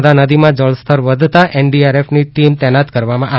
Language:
Gujarati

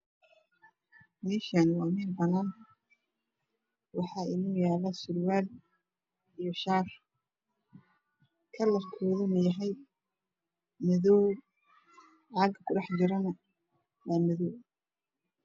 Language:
Somali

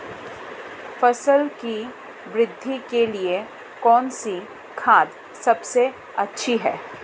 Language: Hindi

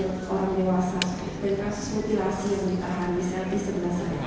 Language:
Indonesian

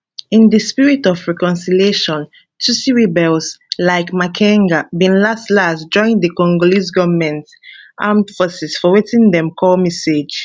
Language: Nigerian Pidgin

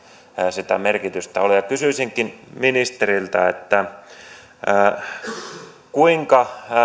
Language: Finnish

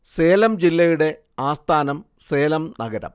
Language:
Malayalam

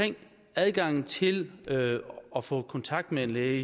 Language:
Danish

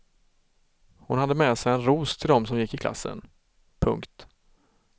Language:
Swedish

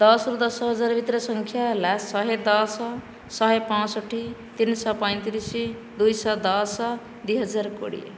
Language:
Odia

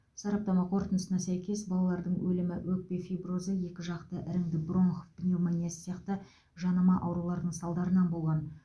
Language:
Kazakh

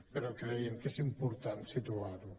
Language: Catalan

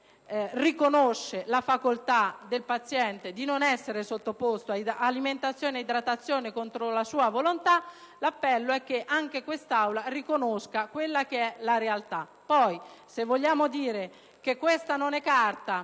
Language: Italian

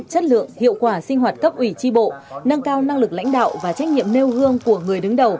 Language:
Vietnamese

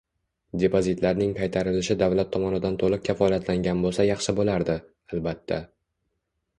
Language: Uzbek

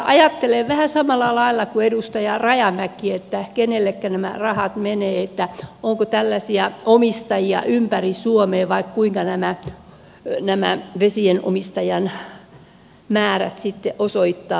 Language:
Finnish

